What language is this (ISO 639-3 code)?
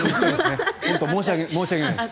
jpn